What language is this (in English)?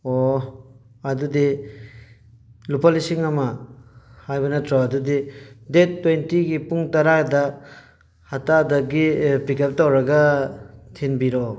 Manipuri